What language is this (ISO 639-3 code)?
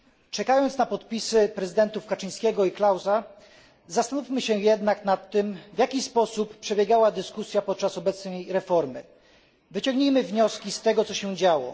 pol